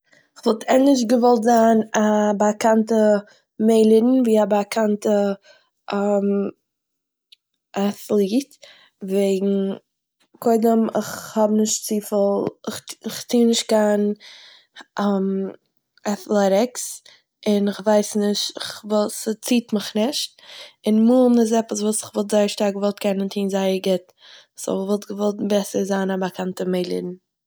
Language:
Yiddish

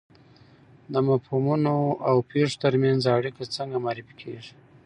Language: Pashto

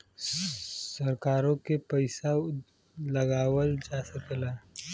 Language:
Bhojpuri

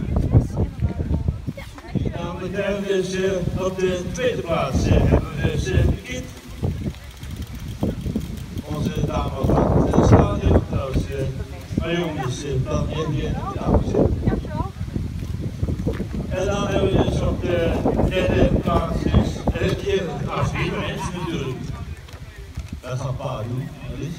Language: Dutch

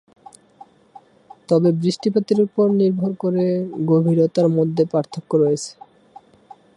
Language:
Bangla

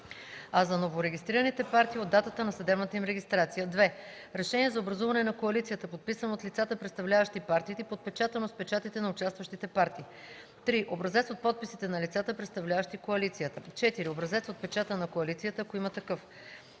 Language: Bulgarian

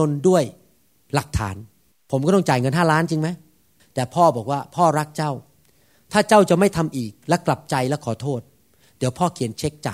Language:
Thai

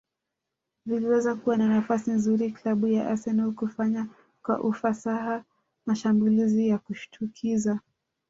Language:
Swahili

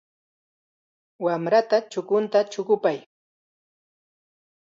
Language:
Chiquián Ancash Quechua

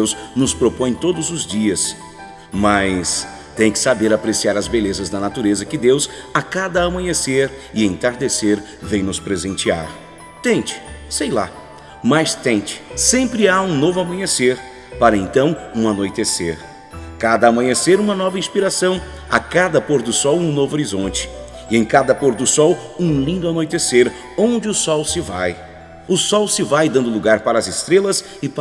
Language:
Portuguese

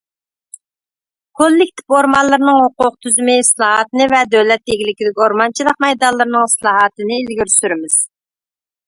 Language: Uyghur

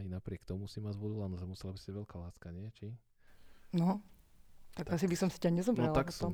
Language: Slovak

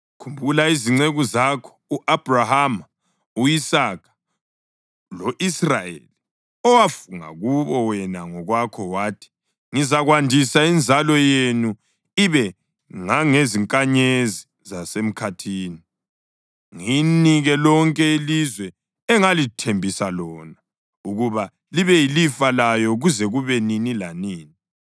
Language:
North Ndebele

